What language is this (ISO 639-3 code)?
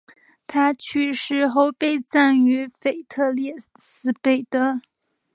zho